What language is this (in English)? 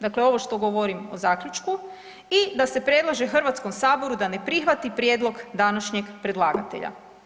Croatian